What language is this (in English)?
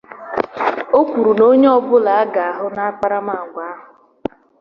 Igbo